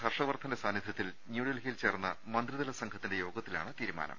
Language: Malayalam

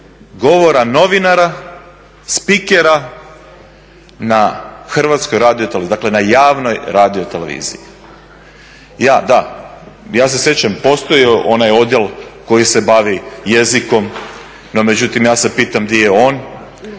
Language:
Croatian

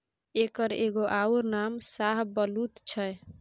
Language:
Maithili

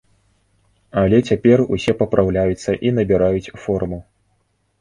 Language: Belarusian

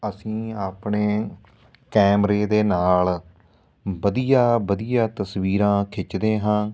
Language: Punjabi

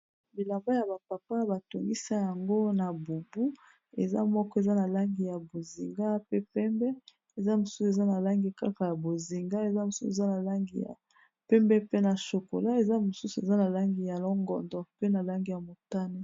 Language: Lingala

